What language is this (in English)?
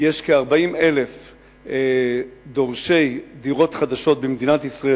Hebrew